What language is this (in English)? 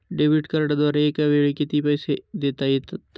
Marathi